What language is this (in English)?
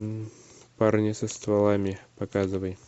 Russian